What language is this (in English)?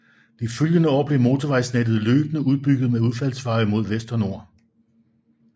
Danish